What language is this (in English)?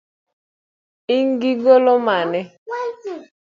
Luo (Kenya and Tanzania)